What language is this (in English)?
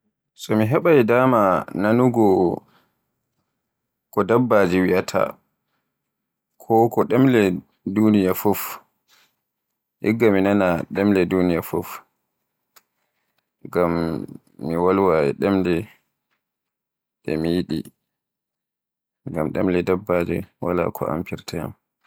Borgu Fulfulde